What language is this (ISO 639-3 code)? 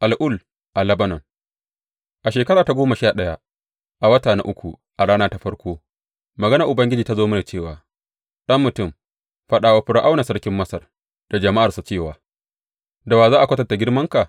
hau